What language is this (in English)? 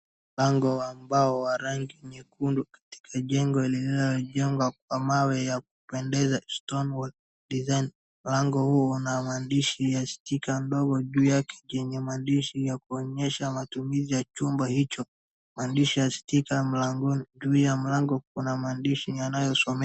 Swahili